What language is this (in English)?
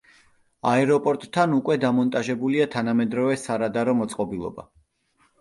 Georgian